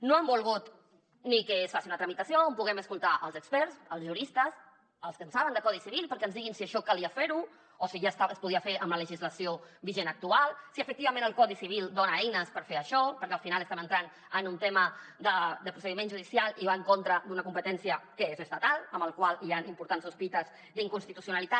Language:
Catalan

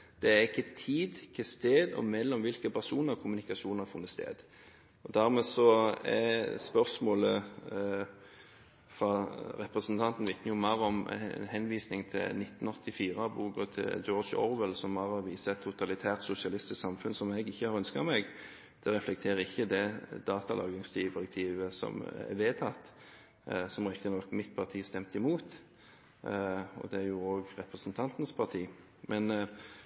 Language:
Norwegian Bokmål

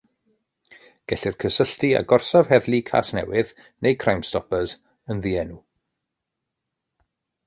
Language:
Welsh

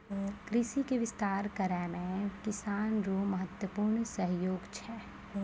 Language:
Maithili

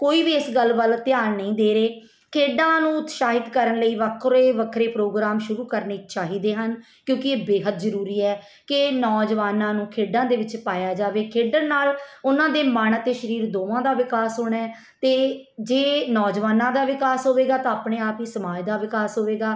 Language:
Punjabi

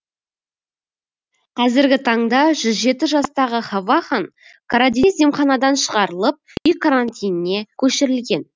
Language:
Kazakh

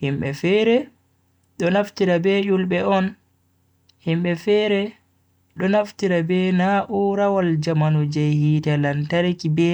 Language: Bagirmi Fulfulde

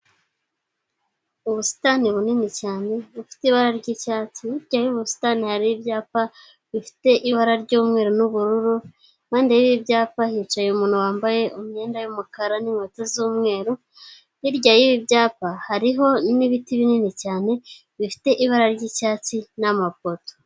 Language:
Kinyarwanda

